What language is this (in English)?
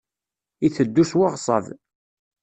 Kabyle